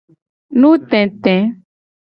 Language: Gen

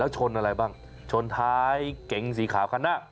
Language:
Thai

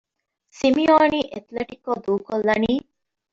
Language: Divehi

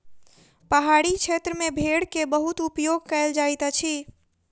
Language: Maithili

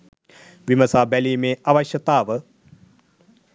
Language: Sinhala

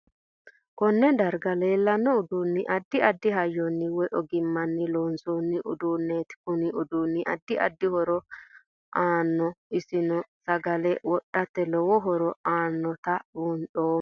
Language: Sidamo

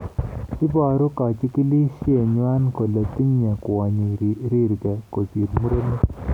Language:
Kalenjin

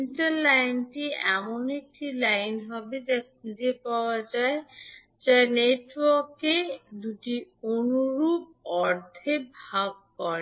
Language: Bangla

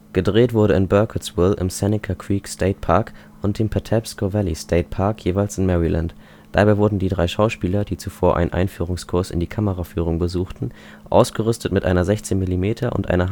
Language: German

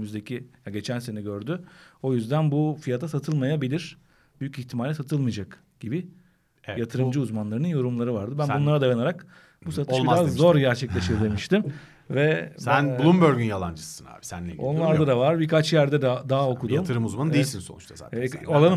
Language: Turkish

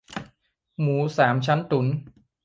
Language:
Thai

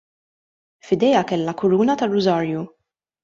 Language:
Maltese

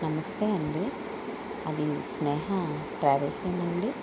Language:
Telugu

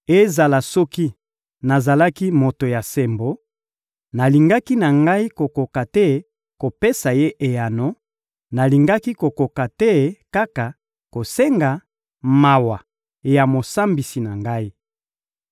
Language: Lingala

